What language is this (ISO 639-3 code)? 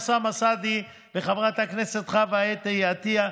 heb